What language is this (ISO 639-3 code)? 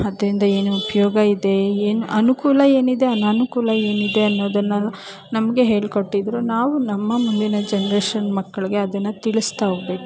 kan